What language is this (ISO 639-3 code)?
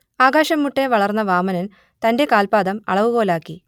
mal